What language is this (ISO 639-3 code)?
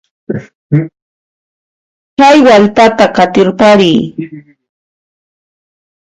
qxp